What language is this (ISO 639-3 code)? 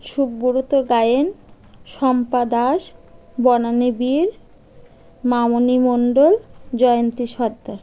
ben